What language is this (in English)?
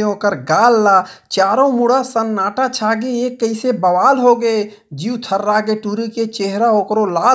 Hindi